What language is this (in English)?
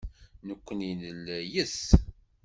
Kabyle